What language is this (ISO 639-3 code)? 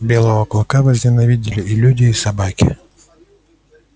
rus